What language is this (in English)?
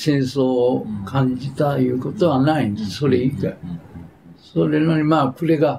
Japanese